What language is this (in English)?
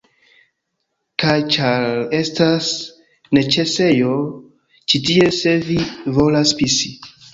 Esperanto